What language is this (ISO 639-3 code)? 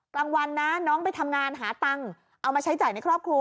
tha